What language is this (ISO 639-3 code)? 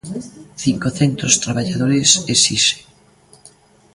glg